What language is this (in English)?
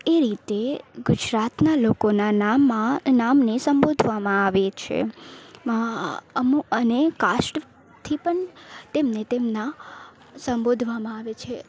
Gujarati